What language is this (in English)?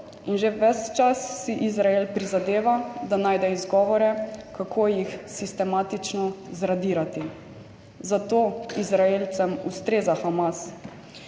Slovenian